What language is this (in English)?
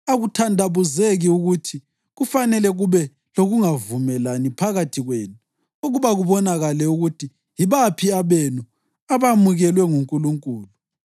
North Ndebele